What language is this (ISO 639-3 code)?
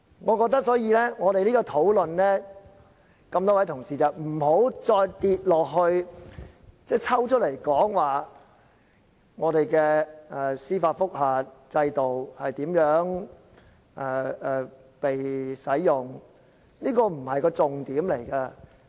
yue